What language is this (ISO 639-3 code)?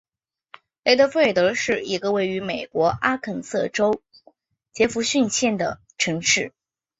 zho